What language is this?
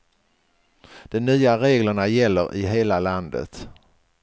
Swedish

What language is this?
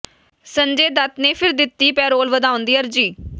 Punjabi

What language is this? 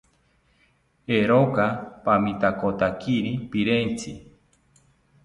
South Ucayali Ashéninka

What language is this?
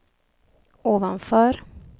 Swedish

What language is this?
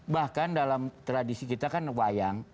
Indonesian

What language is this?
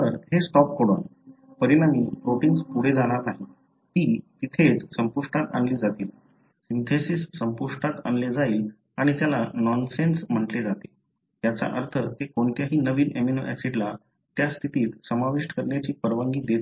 Marathi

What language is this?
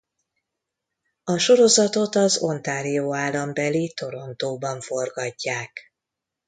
Hungarian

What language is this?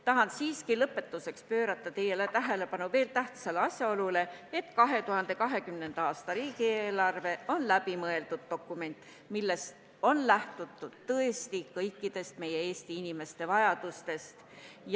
Estonian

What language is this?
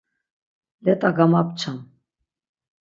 Laz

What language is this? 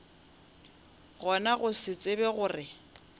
Northern Sotho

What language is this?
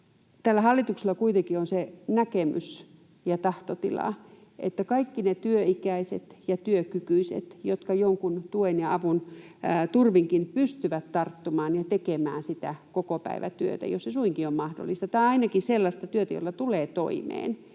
Finnish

